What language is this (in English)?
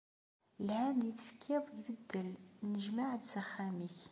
Kabyle